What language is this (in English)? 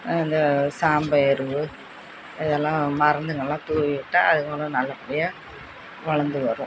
Tamil